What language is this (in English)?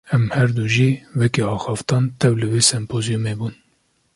Kurdish